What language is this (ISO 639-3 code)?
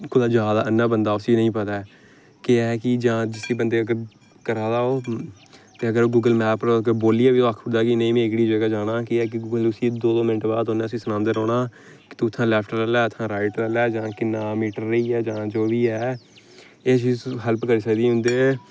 doi